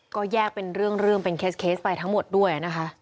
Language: Thai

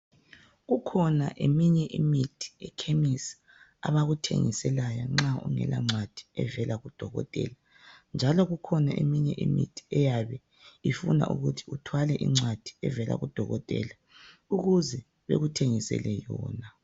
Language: North Ndebele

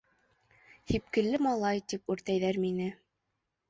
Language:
Bashkir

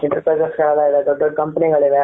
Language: Kannada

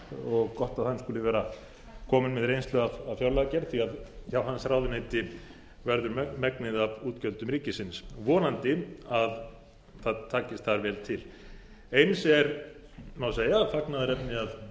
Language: Icelandic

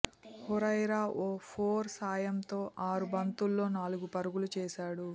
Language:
Telugu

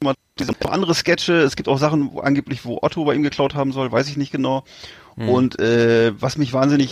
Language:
German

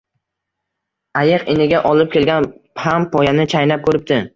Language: Uzbek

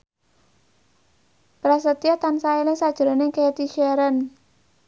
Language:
Javanese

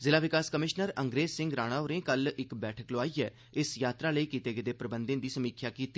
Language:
Dogri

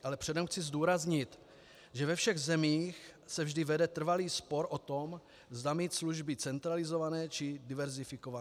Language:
Czech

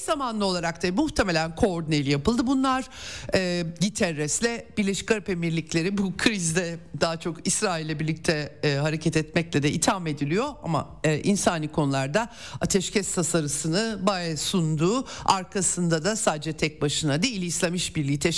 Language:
Turkish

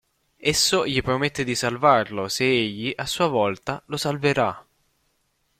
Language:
Italian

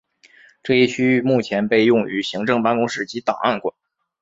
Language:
Chinese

